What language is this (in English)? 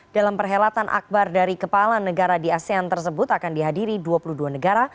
Indonesian